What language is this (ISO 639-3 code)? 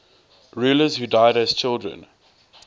eng